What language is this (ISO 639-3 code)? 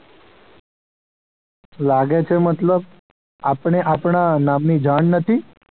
guj